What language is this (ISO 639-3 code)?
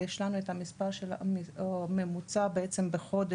heb